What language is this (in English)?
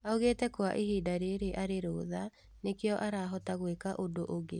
Kikuyu